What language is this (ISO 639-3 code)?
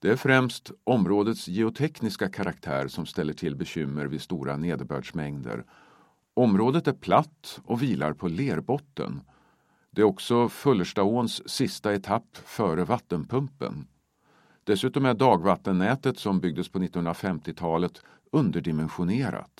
swe